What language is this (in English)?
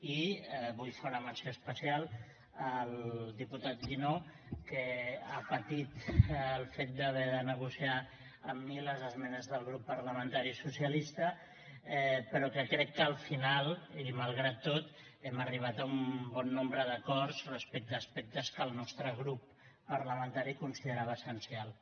Catalan